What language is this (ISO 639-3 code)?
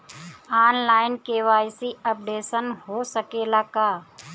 bho